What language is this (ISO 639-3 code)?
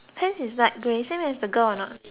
eng